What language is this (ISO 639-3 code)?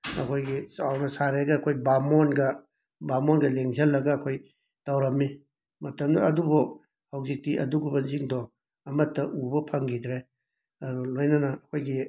mni